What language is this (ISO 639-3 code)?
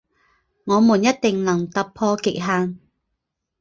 zho